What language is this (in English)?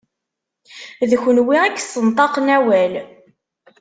Kabyle